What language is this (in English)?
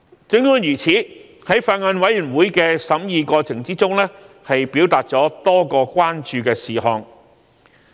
Cantonese